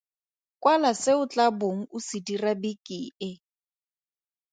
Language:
Tswana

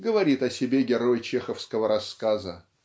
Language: Russian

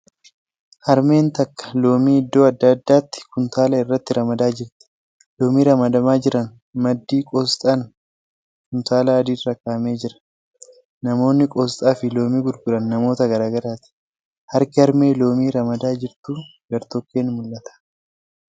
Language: Oromo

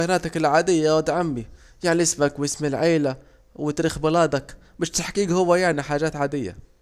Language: Saidi Arabic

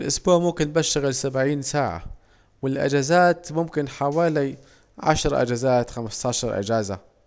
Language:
Saidi Arabic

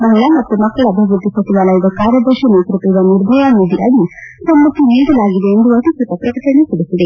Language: Kannada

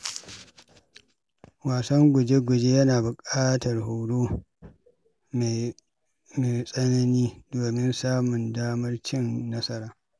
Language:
Hausa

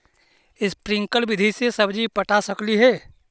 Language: Magahi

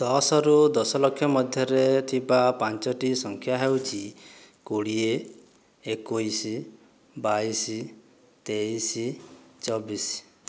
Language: Odia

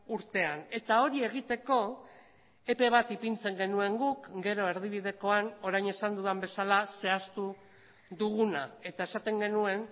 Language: Basque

